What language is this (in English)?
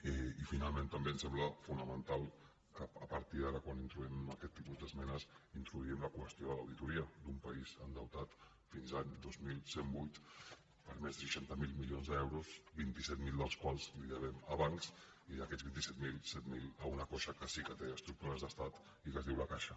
Catalan